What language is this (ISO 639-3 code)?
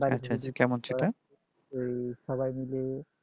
ben